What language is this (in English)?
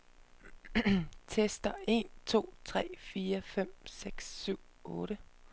Danish